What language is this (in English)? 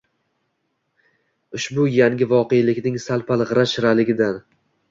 Uzbek